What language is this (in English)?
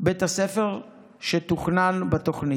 Hebrew